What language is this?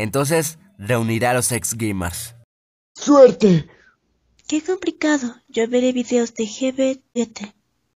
Spanish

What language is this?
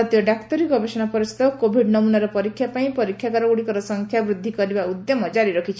Odia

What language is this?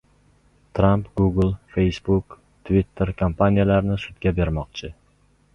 Uzbek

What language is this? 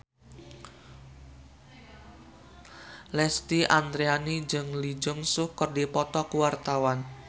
Sundanese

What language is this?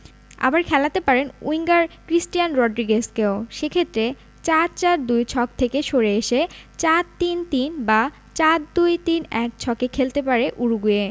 Bangla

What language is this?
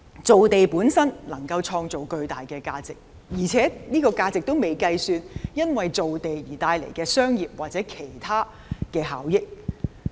Cantonese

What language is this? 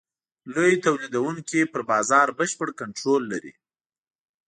Pashto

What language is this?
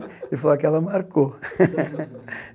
Portuguese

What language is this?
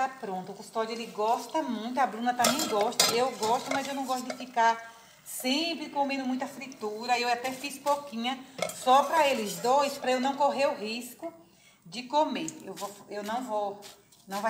Portuguese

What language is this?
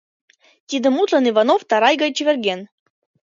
Mari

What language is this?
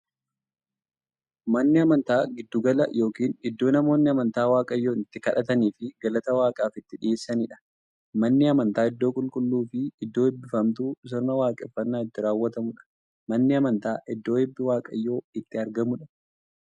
Oromo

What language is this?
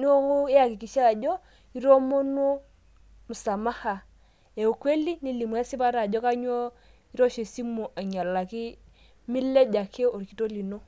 Masai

